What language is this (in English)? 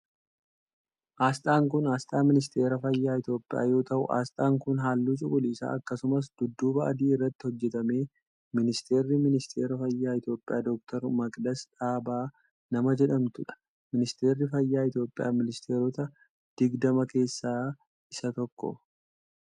Oromo